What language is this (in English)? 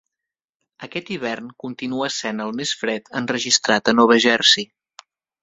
Catalan